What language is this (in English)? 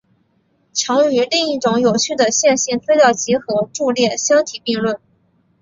Chinese